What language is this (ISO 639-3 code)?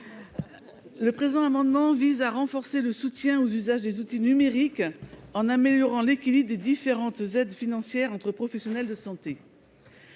fra